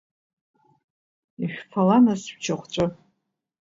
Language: Abkhazian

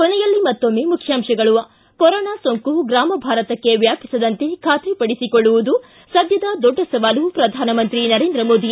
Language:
Kannada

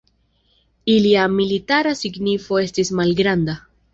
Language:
Esperanto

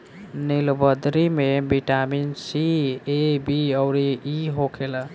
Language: Bhojpuri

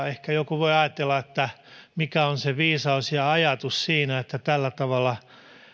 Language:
Finnish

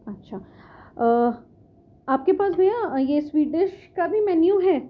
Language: Urdu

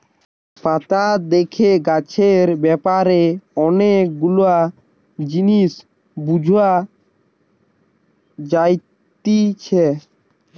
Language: Bangla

